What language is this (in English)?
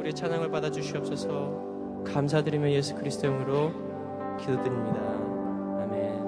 Korean